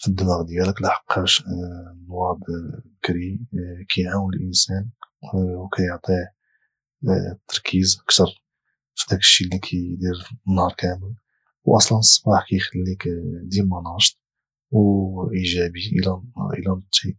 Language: Moroccan Arabic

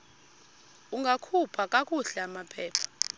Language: Xhosa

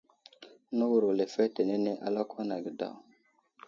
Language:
Wuzlam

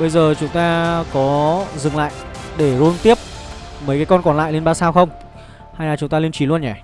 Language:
Vietnamese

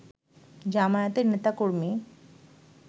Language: Bangla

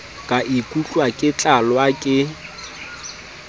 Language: Southern Sotho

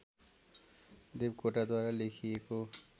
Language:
Nepali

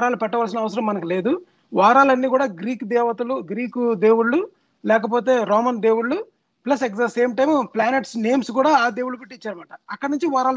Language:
Telugu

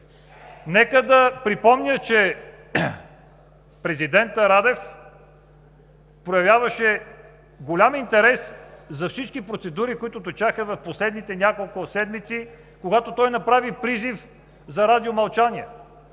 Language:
Bulgarian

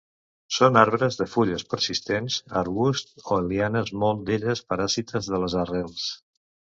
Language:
Catalan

